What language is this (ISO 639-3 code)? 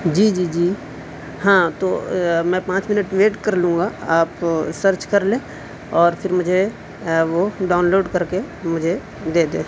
urd